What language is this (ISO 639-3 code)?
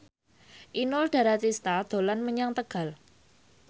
jav